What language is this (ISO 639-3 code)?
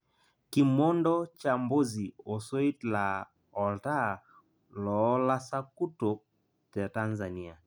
mas